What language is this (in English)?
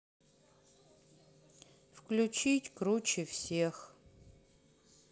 Russian